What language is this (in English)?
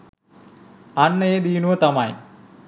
Sinhala